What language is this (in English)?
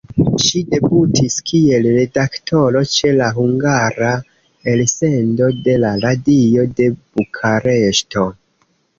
Esperanto